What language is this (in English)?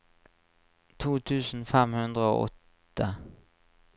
Norwegian